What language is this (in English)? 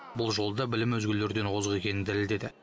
Kazakh